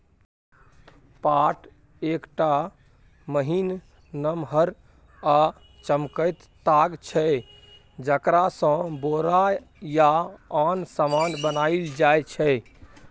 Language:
Maithili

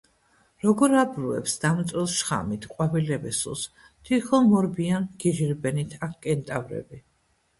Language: Georgian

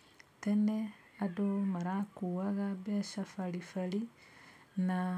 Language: Kikuyu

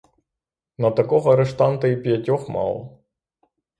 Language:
Ukrainian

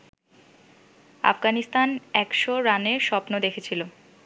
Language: Bangla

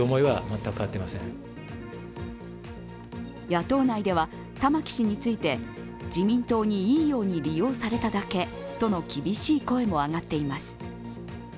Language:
Japanese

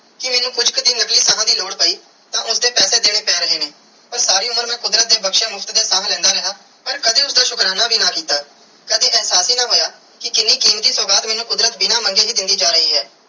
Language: Punjabi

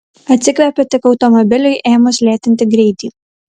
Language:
Lithuanian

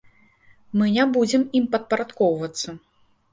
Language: Belarusian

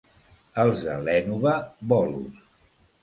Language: Catalan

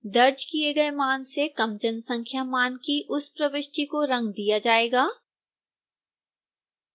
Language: Hindi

